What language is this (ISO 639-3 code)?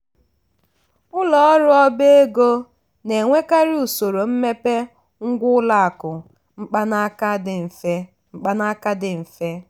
ibo